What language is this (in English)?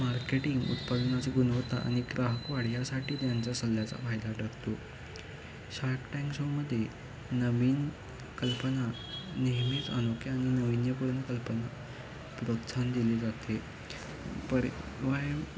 Marathi